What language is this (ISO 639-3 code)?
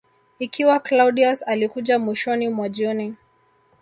swa